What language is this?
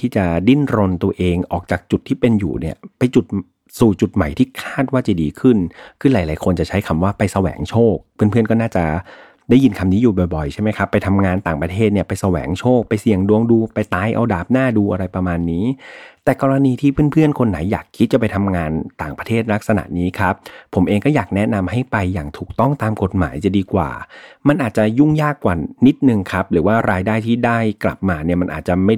Thai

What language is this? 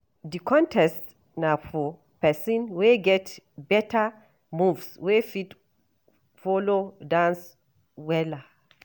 Nigerian Pidgin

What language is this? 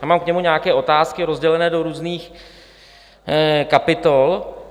Czech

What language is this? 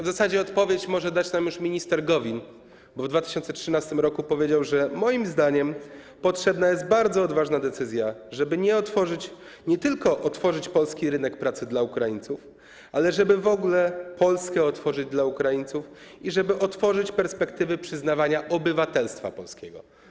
Polish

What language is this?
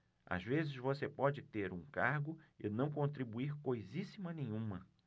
Portuguese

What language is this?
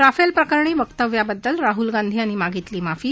Marathi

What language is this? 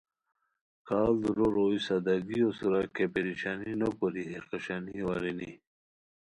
Khowar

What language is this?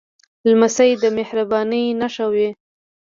Pashto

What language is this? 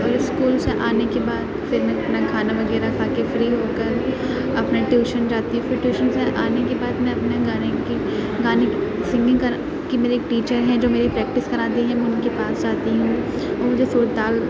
Urdu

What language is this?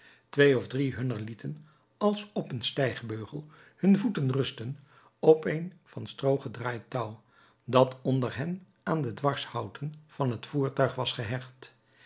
Dutch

